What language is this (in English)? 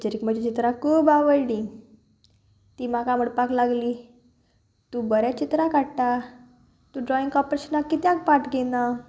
Konkani